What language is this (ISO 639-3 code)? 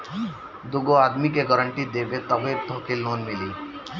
bho